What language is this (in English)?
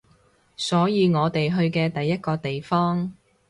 Cantonese